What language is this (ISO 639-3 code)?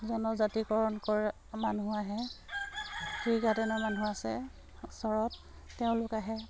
asm